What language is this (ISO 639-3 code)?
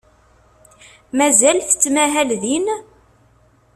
kab